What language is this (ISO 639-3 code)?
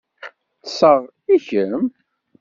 kab